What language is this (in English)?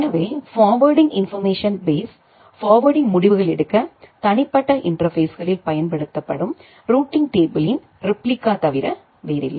Tamil